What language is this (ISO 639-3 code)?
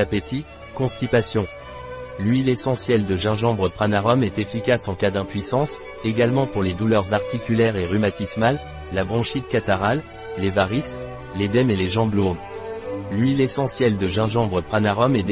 fra